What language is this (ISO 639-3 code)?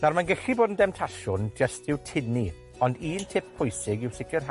cym